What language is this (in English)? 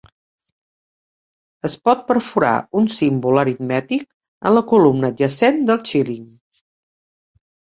Catalan